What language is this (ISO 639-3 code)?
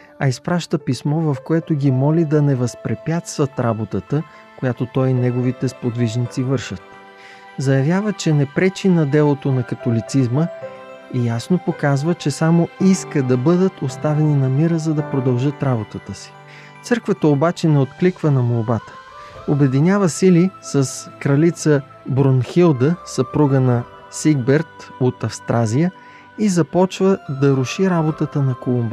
bul